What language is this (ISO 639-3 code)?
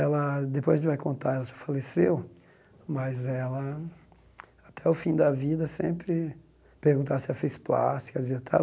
por